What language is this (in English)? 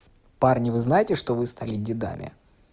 Russian